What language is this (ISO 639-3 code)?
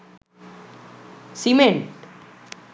sin